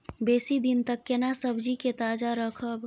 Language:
Maithili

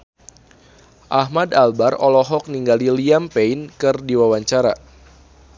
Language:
Sundanese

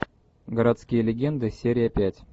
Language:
Russian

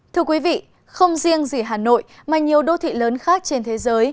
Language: Vietnamese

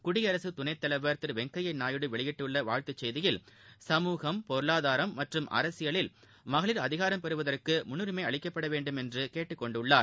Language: Tamil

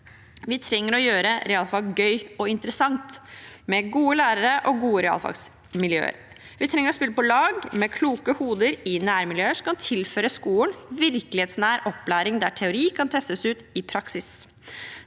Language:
Norwegian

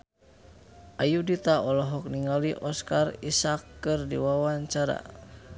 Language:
Sundanese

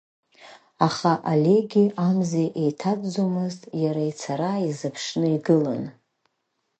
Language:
Abkhazian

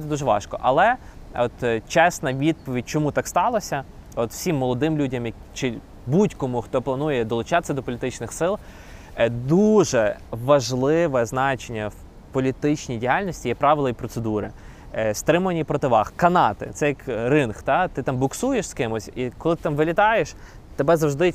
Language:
Ukrainian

